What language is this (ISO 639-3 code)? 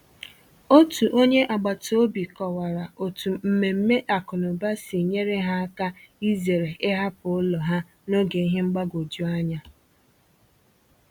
ibo